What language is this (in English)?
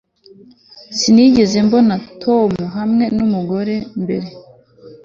Kinyarwanda